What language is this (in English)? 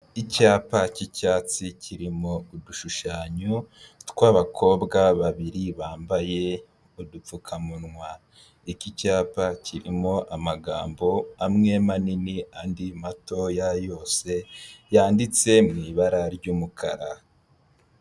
Kinyarwanda